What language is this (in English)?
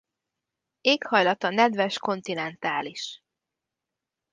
Hungarian